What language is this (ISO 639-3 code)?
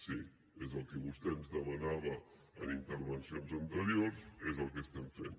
cat